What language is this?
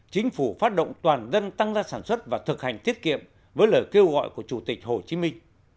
Vietnamese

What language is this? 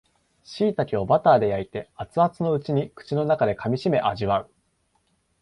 Japanese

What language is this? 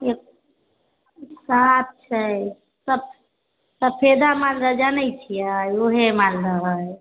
Maithili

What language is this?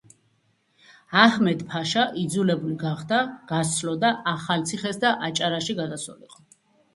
Georgian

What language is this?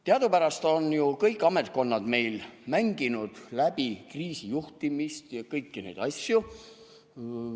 Estonian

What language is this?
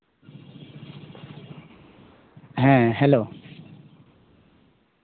Santali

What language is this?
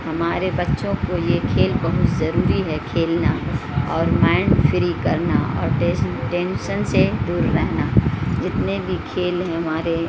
Urdu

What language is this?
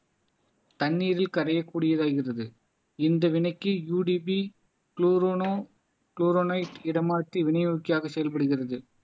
Tamil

